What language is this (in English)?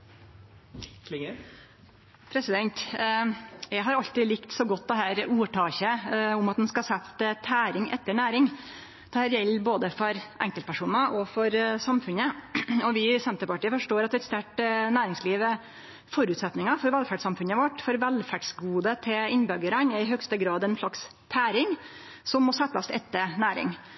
Norwegian Nynorsk